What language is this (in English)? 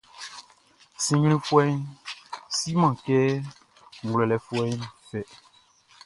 Baoulé